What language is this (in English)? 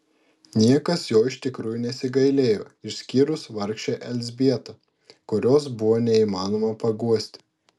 Lithuanian